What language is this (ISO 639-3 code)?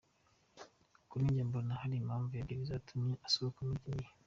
kin